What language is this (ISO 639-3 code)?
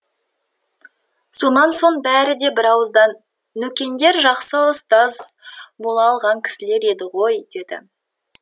kaz